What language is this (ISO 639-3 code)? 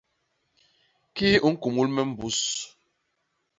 bas